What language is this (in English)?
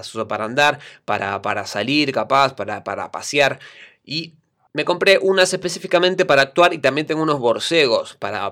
Spanish